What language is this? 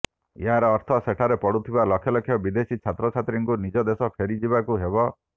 Odia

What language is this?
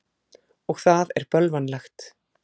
Icelandic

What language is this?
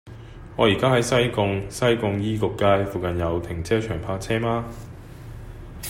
Cantonese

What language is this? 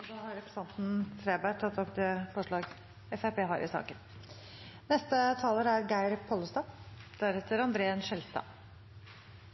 Norwegian Bokmål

